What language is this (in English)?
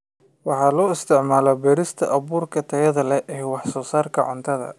Somali